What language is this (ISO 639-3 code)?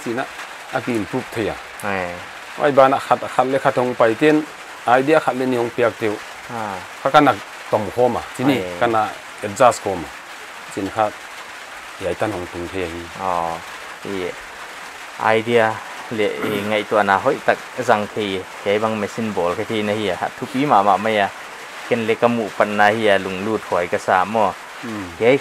tha